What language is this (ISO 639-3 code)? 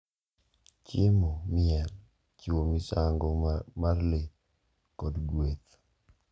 luo